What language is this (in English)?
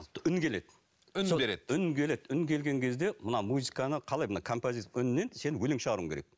Kazakh